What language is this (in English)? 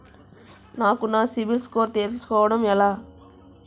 Telugu